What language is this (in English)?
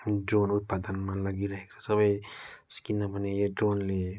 Nepali